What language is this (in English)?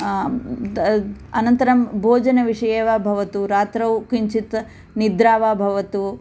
Sanskrit